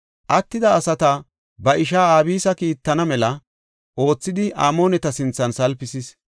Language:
Gofa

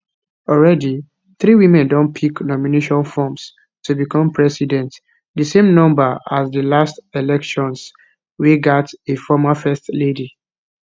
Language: Nigerian Pidgin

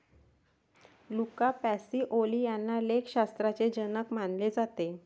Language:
Marathi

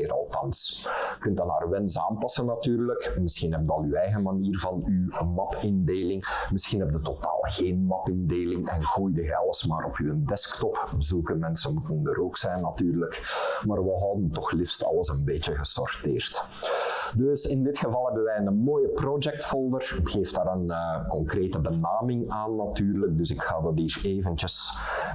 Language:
Dutch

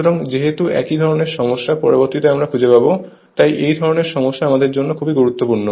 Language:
Bangla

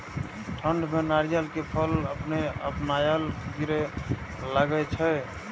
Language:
Maithili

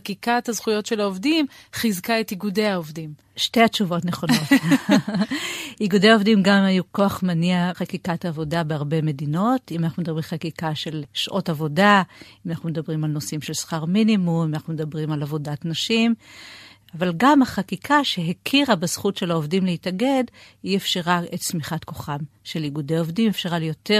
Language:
Hebrew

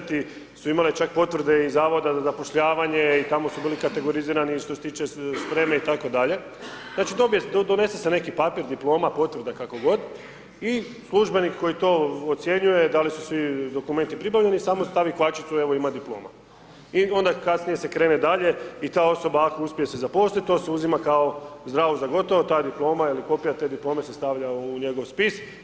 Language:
Croatian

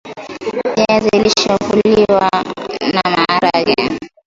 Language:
Swahili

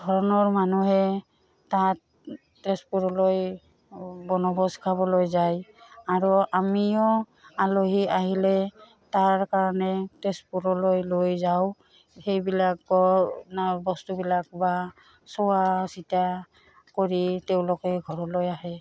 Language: Assamese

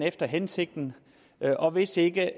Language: Danish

